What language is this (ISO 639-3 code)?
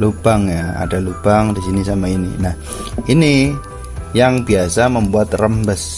ind